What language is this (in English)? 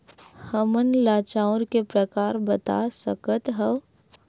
Chhattisgarhi